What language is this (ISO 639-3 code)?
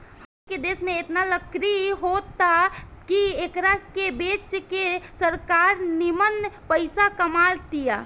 bho